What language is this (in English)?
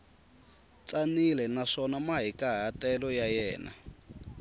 Tsonga